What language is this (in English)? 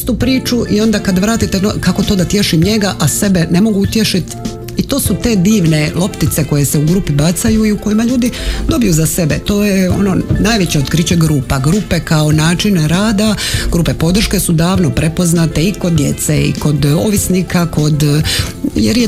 Croatian